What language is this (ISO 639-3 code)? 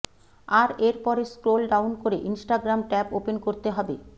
ben